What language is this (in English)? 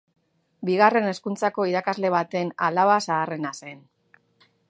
Basque